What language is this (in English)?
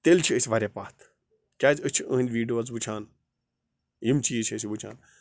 Kashmiri